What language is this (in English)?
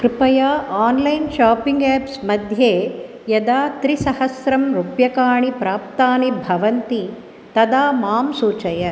Sanskrit